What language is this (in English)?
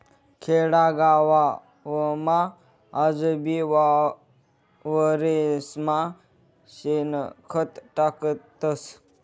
Marathi